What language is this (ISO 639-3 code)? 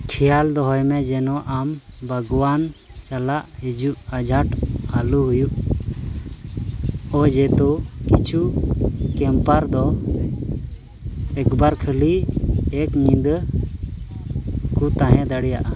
sat